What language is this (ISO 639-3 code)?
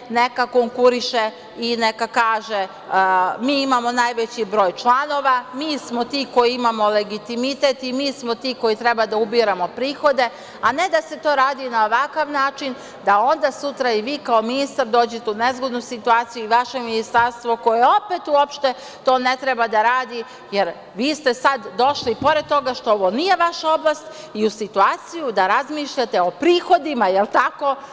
srp